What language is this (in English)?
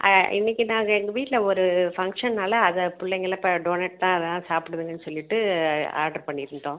Tamil